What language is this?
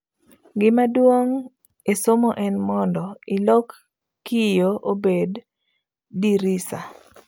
Luo (Kenya and Tanzania)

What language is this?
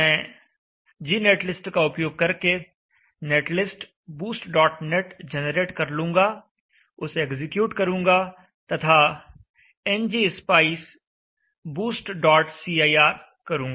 Hindi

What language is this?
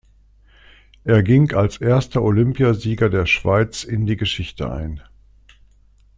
German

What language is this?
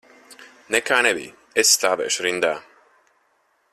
Latvian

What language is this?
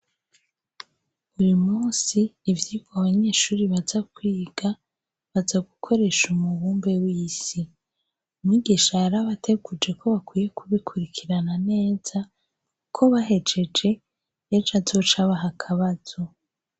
Rundi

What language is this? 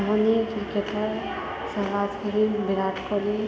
Maithili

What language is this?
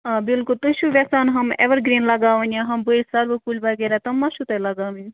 Kashmiri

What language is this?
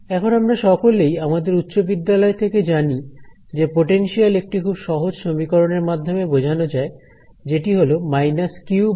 Bangla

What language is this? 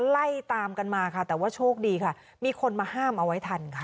Thai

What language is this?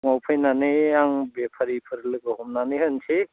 Bodo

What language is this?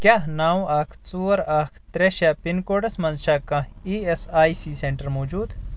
Kashmiri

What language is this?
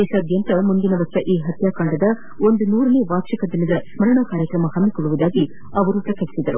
Kannada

